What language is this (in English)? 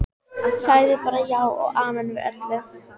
Icelandic